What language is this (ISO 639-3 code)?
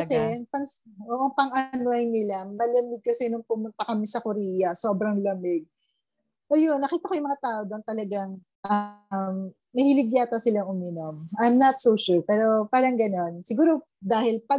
fil